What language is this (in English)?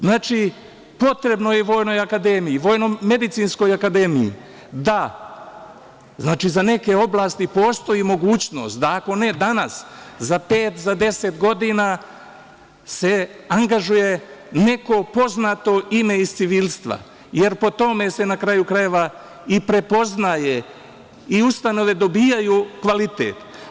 Serbian